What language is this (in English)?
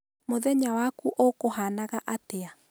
Kikuyu